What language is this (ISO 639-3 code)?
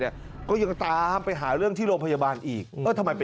tha